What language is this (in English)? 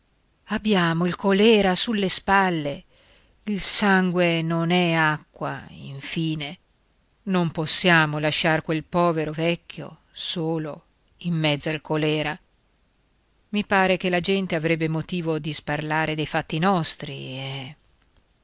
Italian